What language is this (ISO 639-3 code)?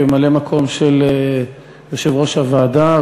heb